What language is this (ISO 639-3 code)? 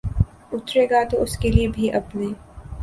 urd